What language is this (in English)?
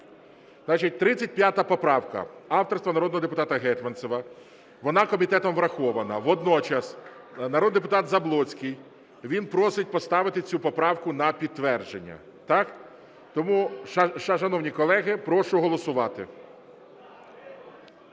Ukrainian